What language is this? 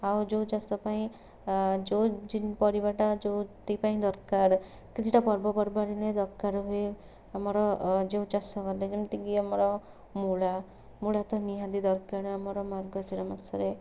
Odia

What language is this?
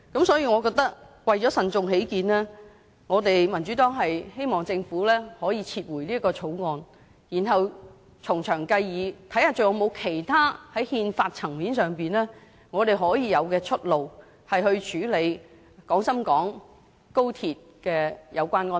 Cantonese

